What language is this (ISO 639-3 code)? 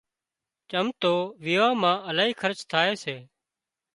kxp